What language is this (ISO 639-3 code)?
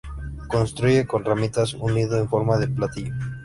spa